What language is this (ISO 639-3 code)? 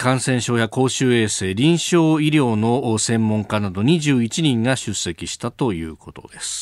jpn